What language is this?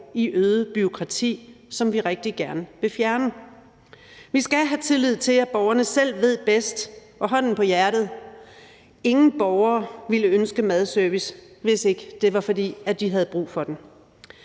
Danish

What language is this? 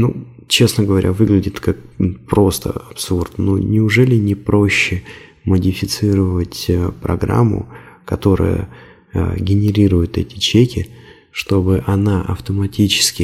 Russian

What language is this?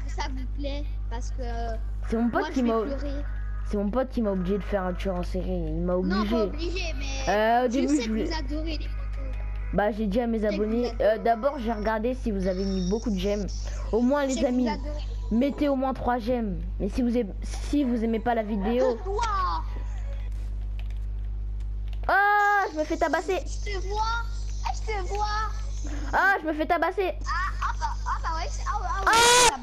French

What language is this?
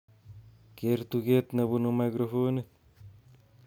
Kalenjin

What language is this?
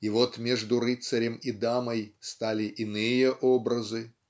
Russian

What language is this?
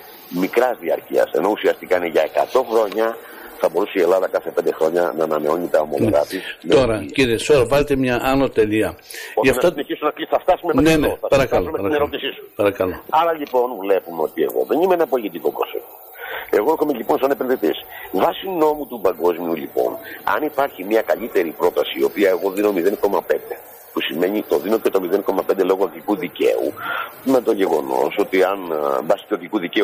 Greek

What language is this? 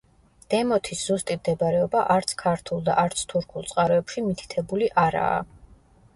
Georgian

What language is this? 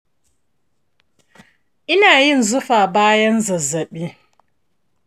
Hausa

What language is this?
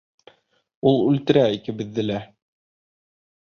Bashkir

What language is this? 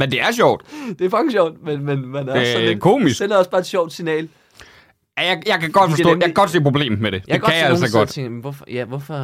Danish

